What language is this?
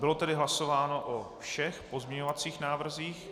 Czech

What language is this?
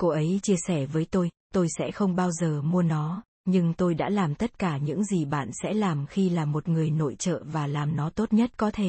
Vietnamese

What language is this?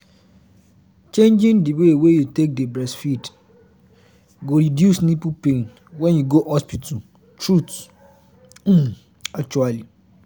Nigerian Pidgin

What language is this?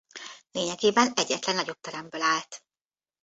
Hungarian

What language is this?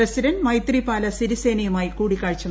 Malayalam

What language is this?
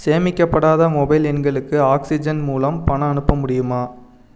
Tamil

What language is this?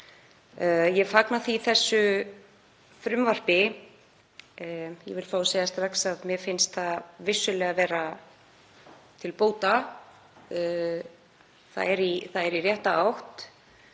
Icelandic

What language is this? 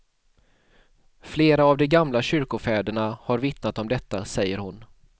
Swedish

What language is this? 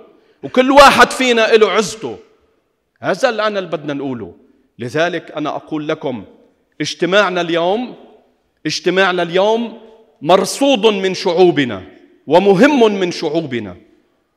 Arabic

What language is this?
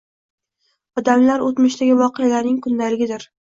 Uzbek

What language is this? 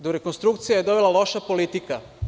Serbian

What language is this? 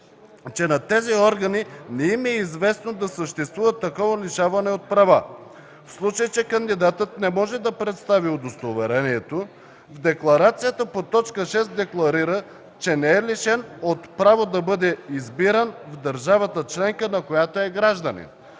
Bulgarian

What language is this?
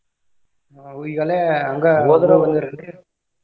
Kannada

